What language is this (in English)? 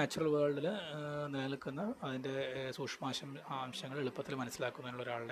Malayalam